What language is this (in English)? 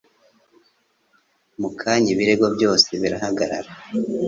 Kinyarwanda